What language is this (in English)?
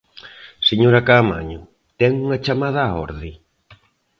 Galician